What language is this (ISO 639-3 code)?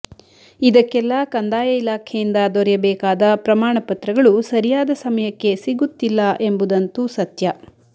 kan